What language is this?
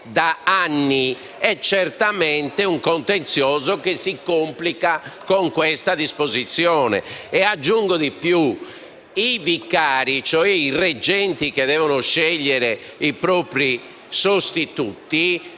Italian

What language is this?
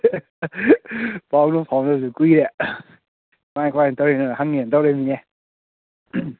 Manipuri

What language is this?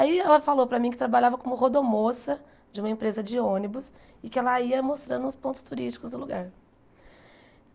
Portuguese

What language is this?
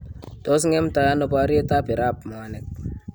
Kalenjin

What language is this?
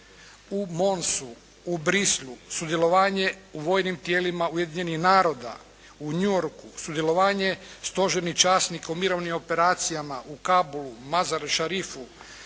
Croatian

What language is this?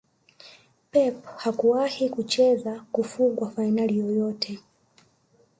Swahili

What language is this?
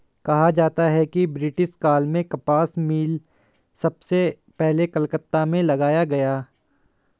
Hindi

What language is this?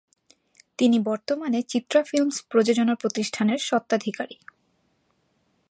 Bangla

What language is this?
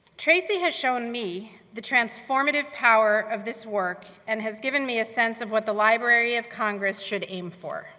English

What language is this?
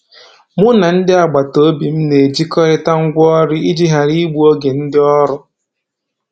Igbo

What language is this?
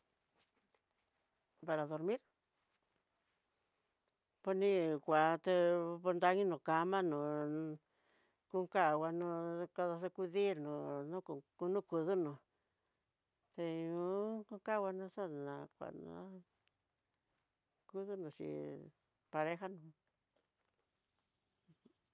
Tidaá Mixtec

